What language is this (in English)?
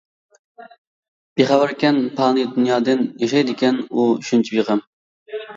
Uyghur